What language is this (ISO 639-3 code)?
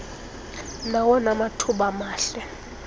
xho